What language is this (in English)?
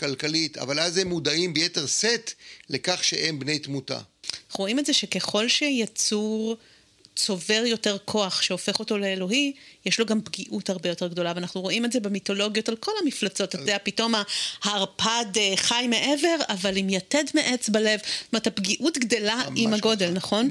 Hebrew